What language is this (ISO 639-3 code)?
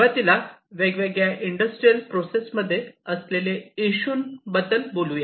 mar